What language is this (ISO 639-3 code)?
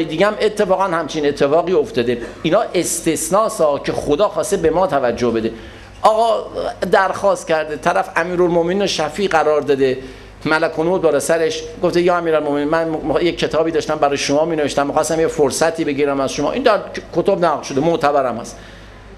fas